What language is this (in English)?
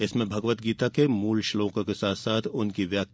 Hindi